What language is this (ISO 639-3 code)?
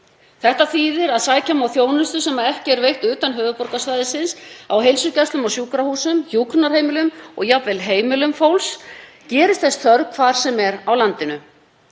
isl